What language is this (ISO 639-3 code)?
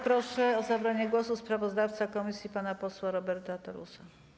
pol